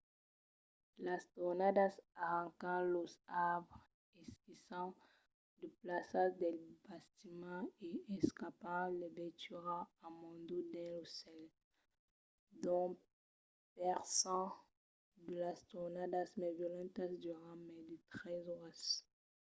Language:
Occitan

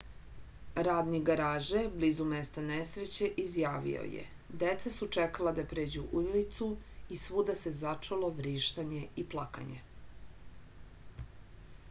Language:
Serbian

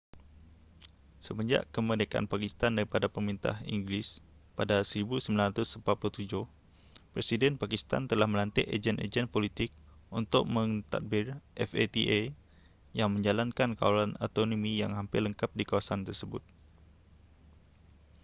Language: Malay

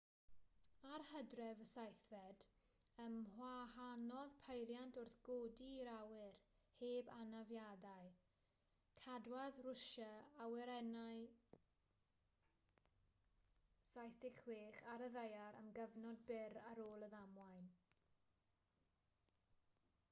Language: Welsh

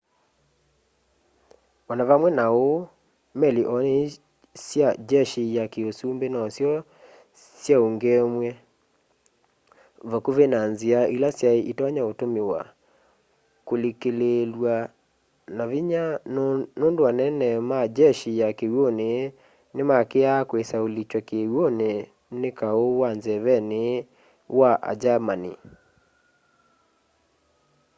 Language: Kamba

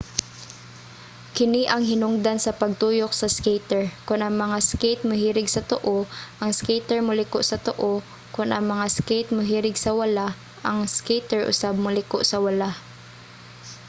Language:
Cebuano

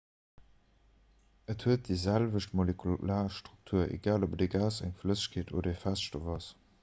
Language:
Luxembourgish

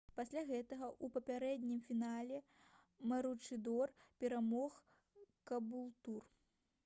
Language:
Belarusian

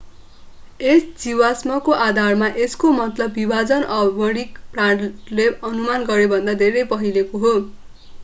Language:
Nepali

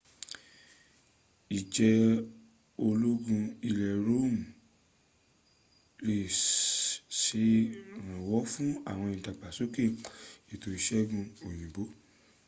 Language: Yoruba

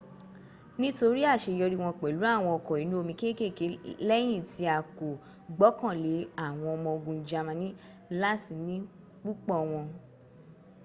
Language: Yoruba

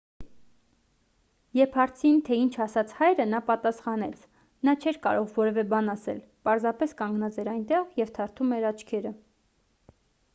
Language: Armenian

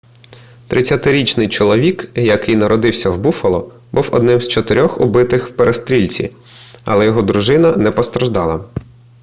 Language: Ukrainian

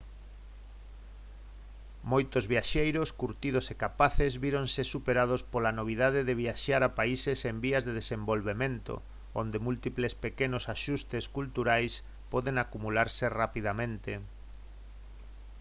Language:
Galician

